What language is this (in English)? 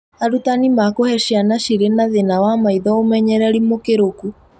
Kikuyu